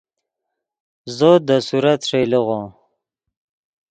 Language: Yidgha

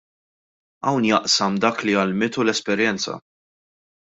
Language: Maltese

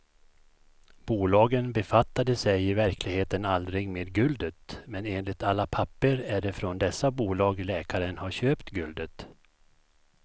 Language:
Swedish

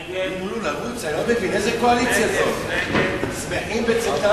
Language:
Hebrew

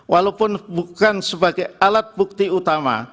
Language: Indonesian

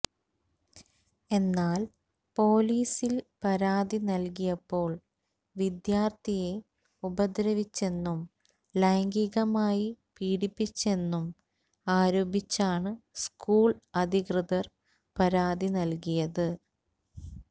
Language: Malayalam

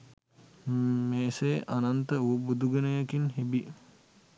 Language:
Sinhala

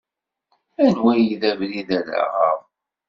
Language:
Kabyle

